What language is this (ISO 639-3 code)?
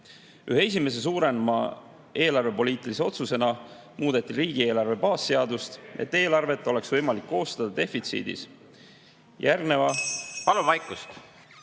est